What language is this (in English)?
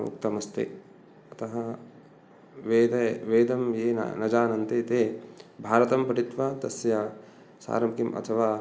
Sanskrit